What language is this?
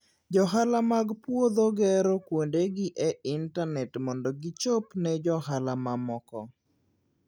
Luo (Kenya and Tanzania)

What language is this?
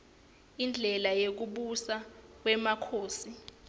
Swati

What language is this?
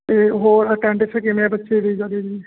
Punjabi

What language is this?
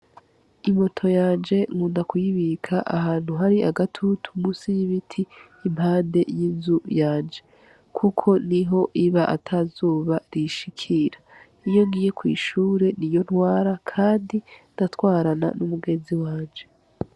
Rundi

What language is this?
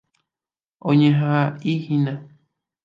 Guarani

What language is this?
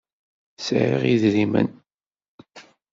Kabyle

